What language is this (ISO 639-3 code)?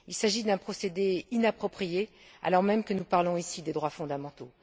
fra